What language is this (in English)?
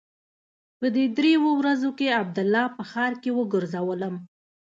Pashto